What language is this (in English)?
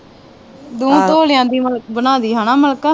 Punjabi